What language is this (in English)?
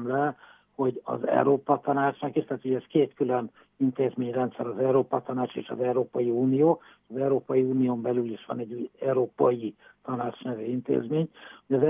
Hungarian